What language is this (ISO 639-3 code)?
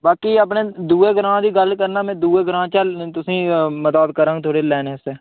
doi